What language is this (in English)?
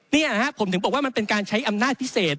Thai